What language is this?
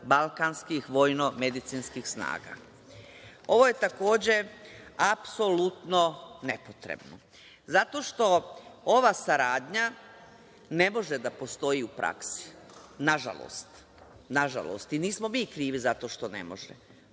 Serbian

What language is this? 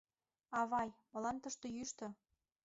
Mari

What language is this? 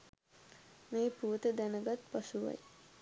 Sinhala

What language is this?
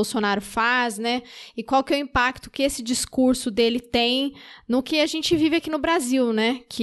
Portuguese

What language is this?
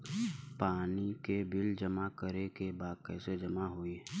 Bhojpuri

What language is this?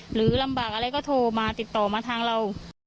Thai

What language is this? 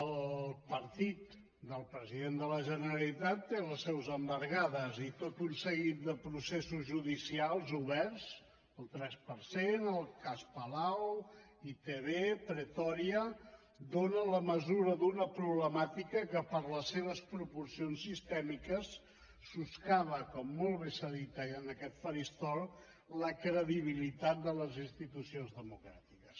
Catalan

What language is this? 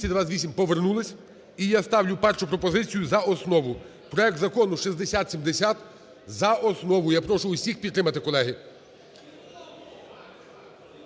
Ukrainian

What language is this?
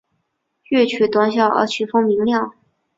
Chinese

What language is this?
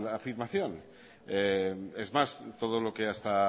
Spanish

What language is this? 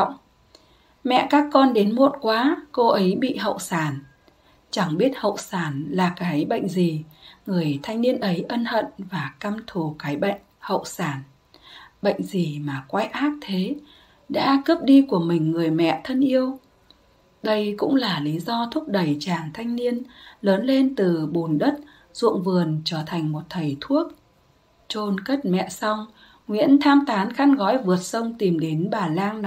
Vietnamese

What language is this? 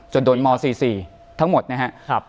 Thai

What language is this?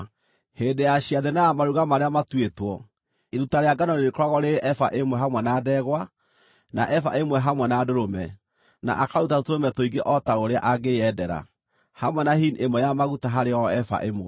Kikuyu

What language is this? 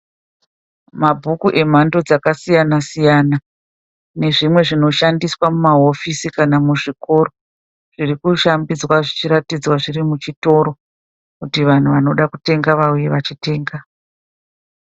Shona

